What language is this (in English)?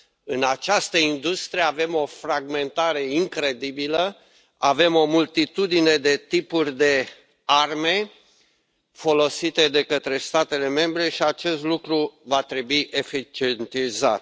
Romanian